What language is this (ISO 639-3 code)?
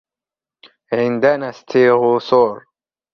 ara